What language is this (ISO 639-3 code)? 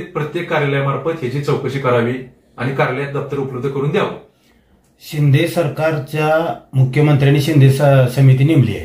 ron